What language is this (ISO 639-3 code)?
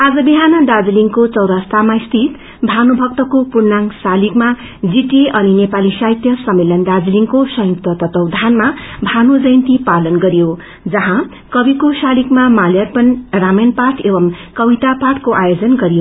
nep